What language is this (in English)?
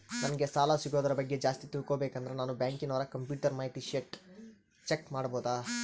Kannada